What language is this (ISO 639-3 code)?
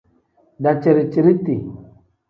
kdh